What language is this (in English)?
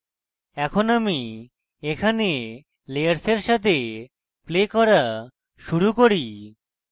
Bangla